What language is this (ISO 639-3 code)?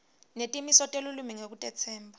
ssw